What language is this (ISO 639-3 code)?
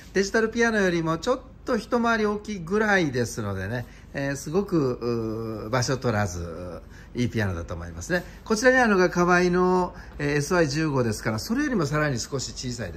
jpn